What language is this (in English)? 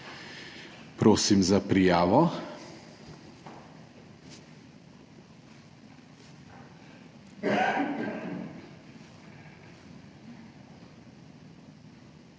Slovenian